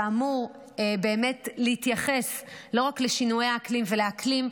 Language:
Hebrew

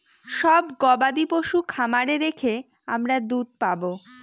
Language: Bangla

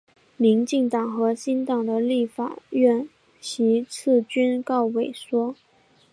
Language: Chinese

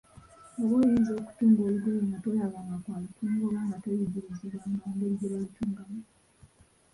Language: Ganda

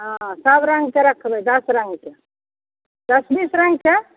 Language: Maithili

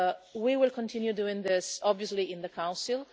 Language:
English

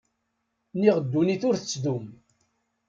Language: Kabyle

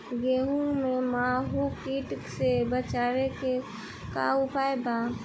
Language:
Bhojpuri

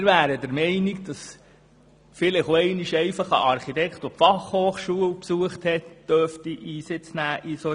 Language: Swiss German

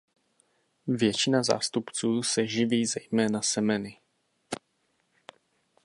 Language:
Czech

